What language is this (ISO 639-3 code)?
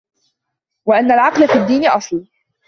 ara